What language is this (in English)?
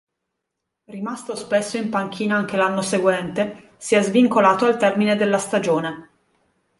Italian